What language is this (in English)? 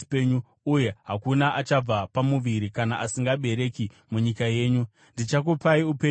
Shona